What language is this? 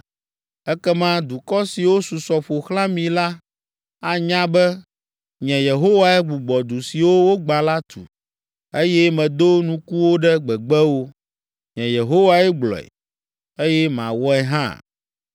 Ewe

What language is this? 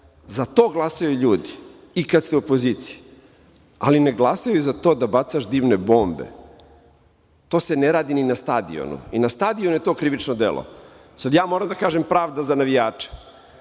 Serbian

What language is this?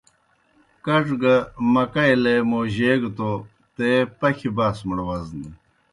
Kohistani Shina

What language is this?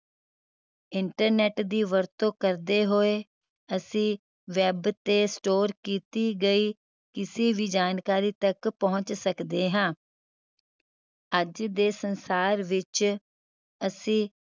Punjabi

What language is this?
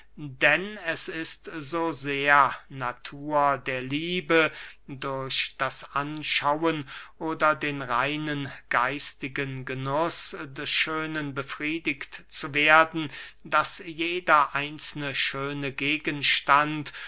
German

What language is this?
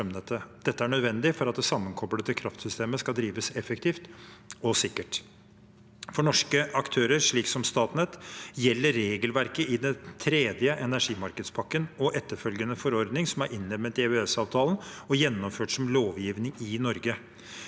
Norwegian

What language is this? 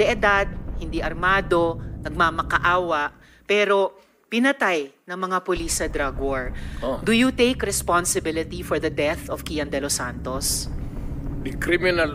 Filipino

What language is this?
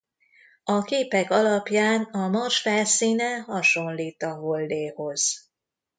Hungarian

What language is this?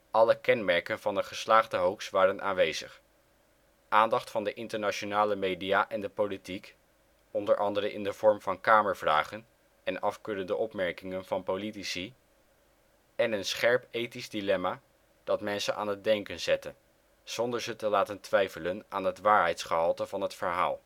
Dutch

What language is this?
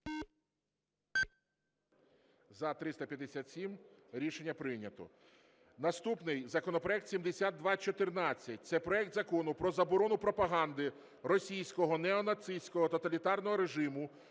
Ukrainian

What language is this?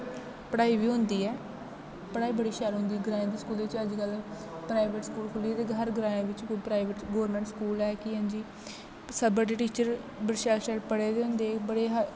Dogri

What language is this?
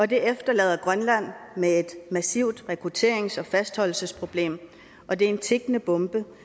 Danish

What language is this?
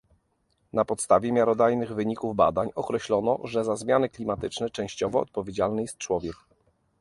Polish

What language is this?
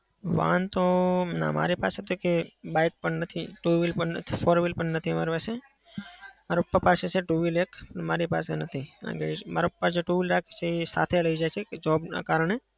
Gujarati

